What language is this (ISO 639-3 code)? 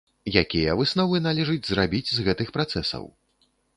bel